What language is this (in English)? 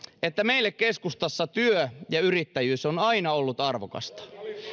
Finnish